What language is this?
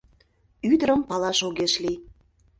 Mari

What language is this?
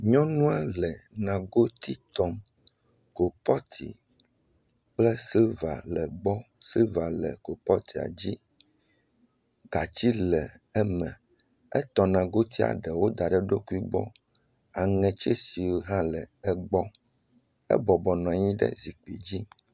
Ewe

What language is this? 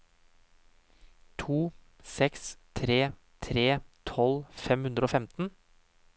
Norwegian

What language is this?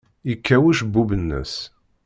Kabyle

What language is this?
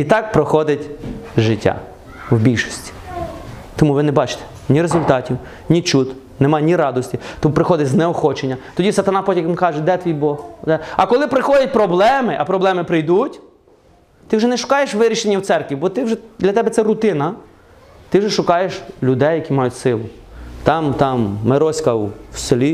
Ukrainian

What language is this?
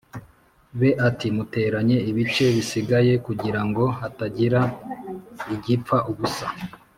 Kinyarwanda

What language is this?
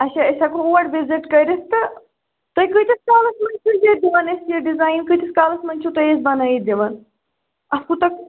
Kashmiri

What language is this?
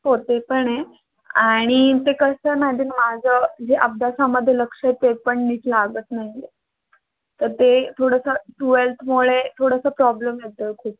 Marathi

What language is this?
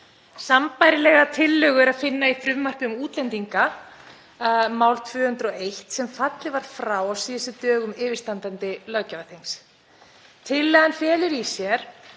Icelandic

